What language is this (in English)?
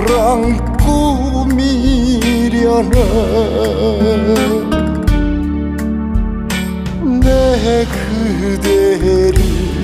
Korean